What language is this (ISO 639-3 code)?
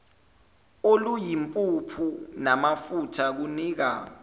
zul